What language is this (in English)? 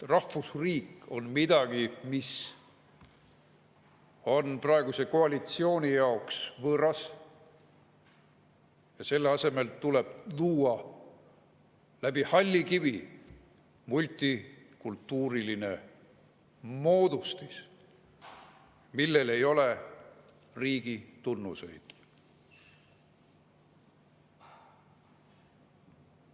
Estonian